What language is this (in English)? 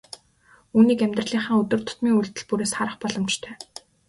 Mongolian